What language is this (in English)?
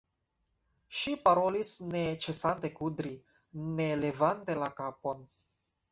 Esperanto